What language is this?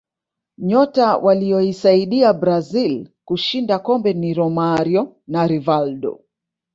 Swahili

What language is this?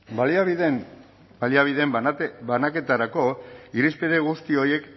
Basque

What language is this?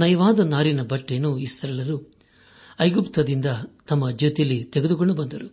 Kannada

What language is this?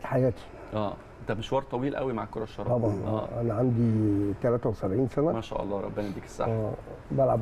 Arabic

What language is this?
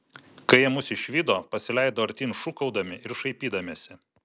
Lithuanian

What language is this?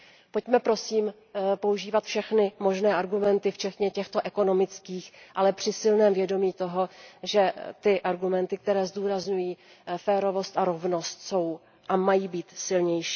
Czech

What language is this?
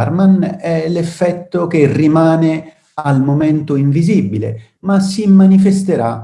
Italian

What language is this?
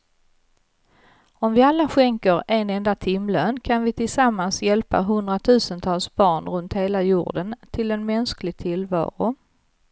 Swedish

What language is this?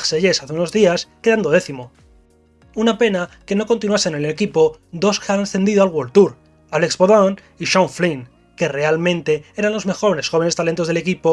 Spanish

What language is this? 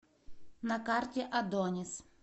Russian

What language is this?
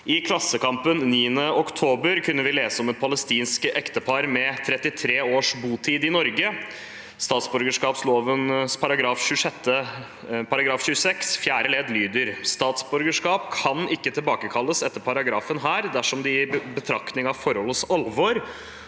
Norwegian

